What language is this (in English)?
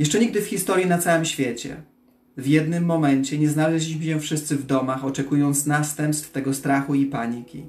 Polish